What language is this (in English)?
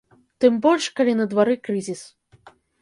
Belarusian